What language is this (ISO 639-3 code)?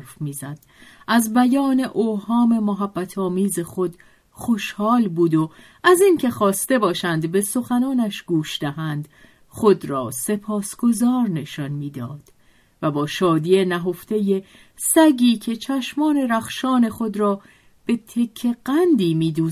fas